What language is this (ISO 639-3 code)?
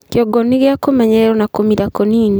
kik